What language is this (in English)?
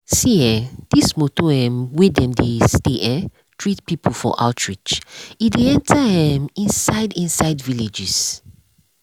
Nigerian Pidgin